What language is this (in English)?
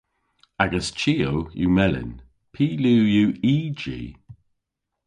Cornish